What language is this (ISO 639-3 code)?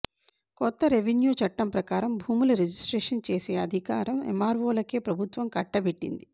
tel